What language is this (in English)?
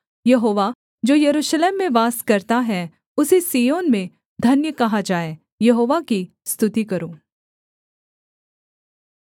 Hindi